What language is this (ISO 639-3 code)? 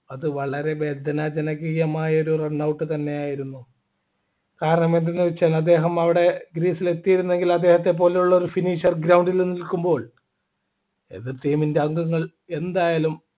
mal